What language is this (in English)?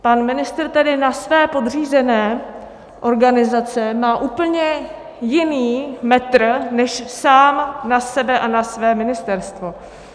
Czech